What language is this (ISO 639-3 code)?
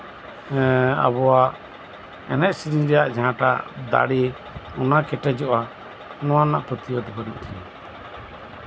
sat